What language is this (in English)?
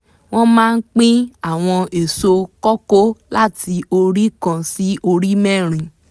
Yoruba